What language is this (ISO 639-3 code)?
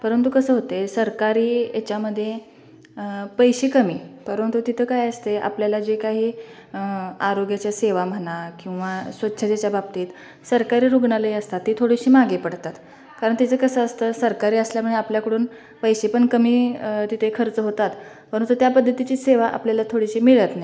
mar